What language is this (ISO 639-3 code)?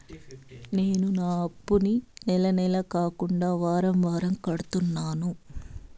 tel